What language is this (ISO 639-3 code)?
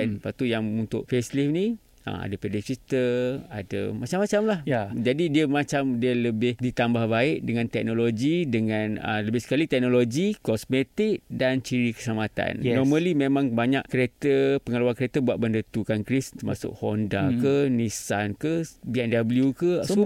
msa